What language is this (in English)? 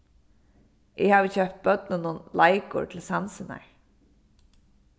Faroese